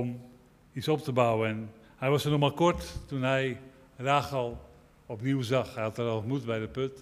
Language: Dutch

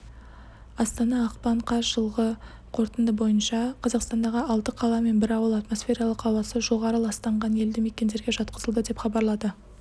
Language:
Kazakh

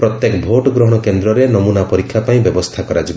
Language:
Odia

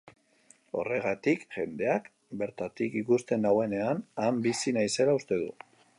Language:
Basque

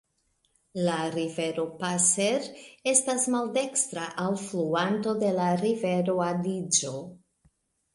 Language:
Esperanto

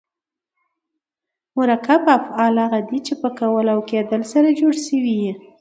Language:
Pashto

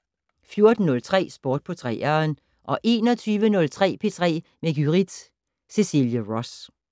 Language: Danish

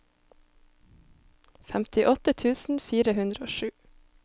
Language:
Norwegian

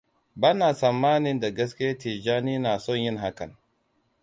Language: Hausa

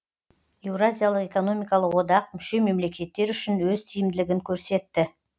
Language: Kazakh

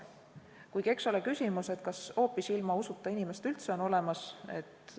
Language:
Estonian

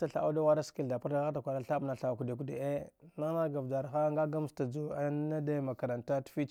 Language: Dghwede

